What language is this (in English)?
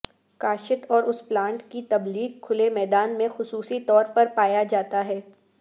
Urdu